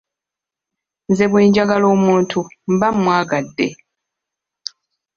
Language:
Ganda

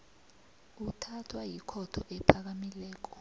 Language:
South Ndebele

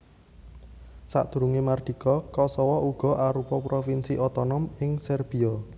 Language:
Javanese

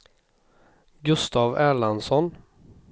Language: Swedish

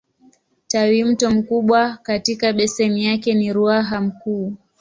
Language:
Swahili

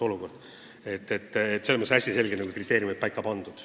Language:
Estonian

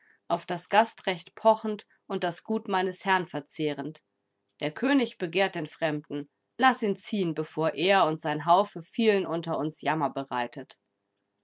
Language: German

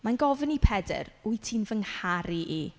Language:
Welsh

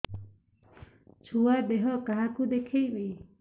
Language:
Odia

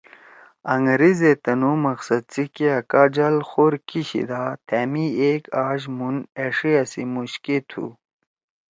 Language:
Torwali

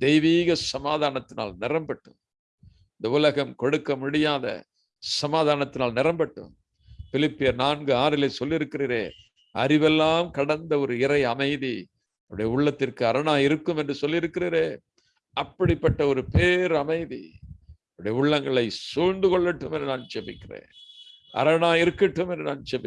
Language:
Hindi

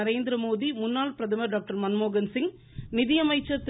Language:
Tamil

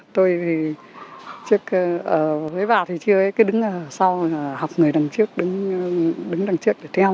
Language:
Vietnamese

